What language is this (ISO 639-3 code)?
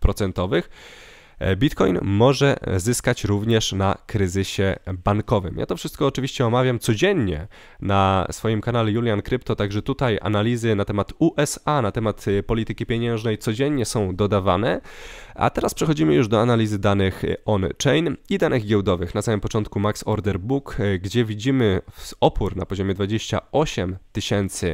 pol